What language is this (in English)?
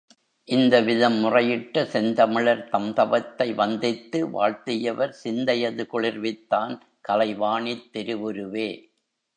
Tamil